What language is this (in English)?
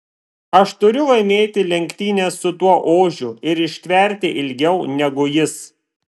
Lithuanian